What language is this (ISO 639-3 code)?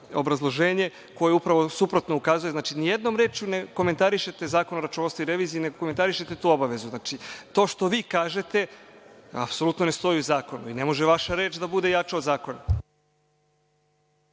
srp